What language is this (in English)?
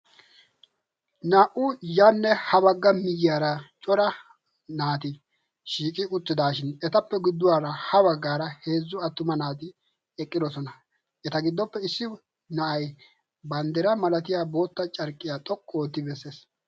Wolaytta